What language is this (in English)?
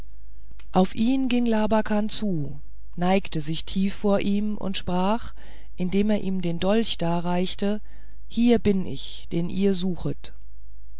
German